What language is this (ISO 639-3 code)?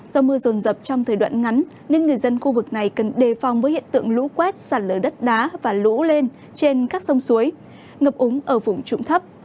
vie